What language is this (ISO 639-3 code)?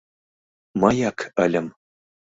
chm